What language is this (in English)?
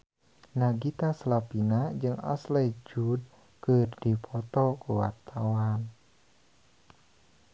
Sundanese